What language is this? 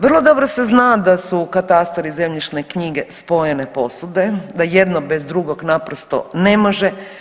Croatian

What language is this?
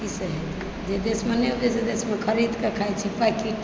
Maithili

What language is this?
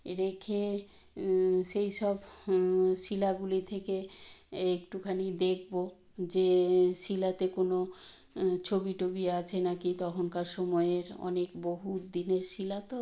Bangla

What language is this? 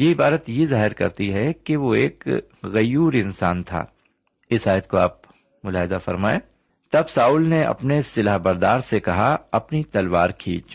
Urdu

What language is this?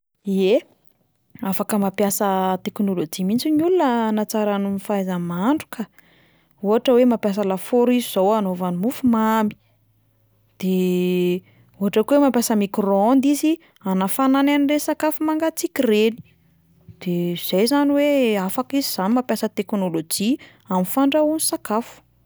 Malagasy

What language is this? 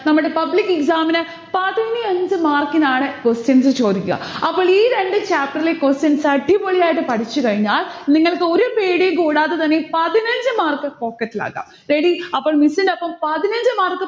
Malayalam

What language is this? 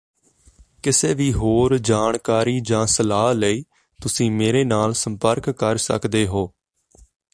Punjabi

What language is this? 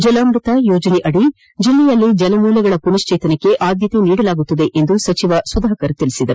Kannada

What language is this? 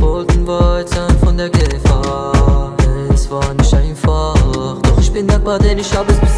Turkish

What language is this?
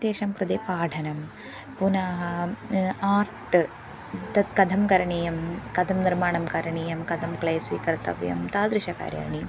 Sanskrit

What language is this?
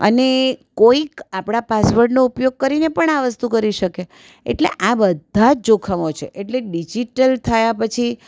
Gujarati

